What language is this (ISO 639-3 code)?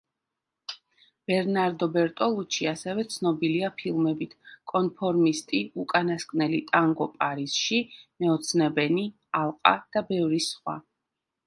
kat